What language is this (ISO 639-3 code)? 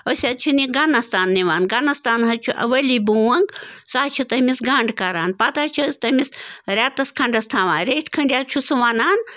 kas